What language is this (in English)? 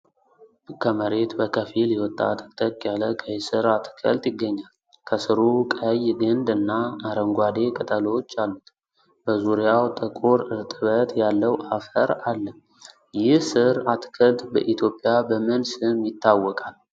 Amharic